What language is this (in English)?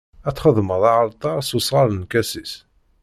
Kabyle